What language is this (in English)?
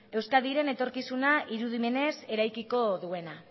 Basque